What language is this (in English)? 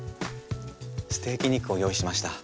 Japanese